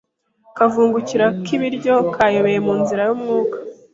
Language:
Kinyarwanda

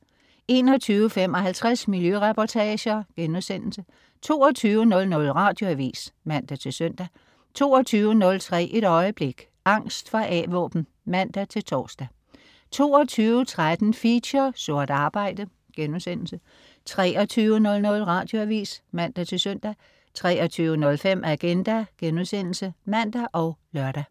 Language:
Danish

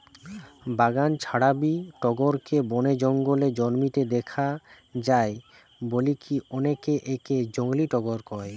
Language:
Bangla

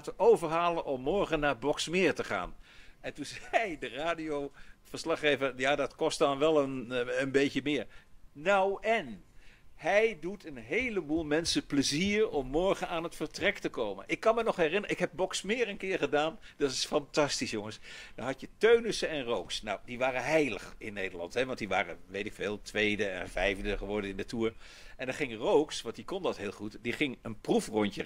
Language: Dutch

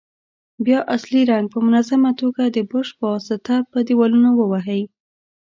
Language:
Pashto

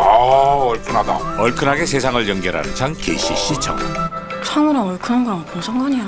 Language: Korean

